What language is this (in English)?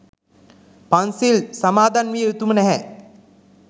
Sinhala